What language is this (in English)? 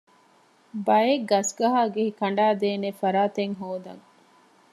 Divehi